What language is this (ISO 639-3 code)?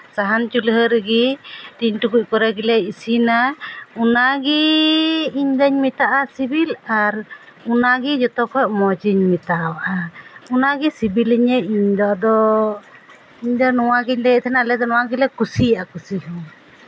sat